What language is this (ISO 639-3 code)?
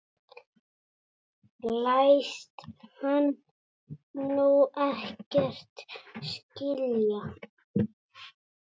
isl